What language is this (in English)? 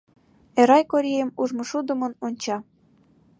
Mari